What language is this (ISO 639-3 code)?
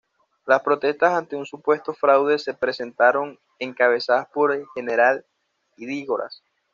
spa